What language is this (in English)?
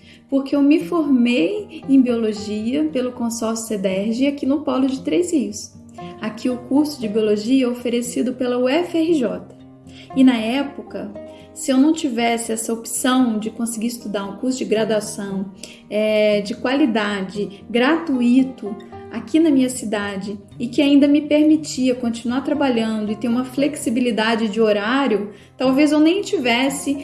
Portuguese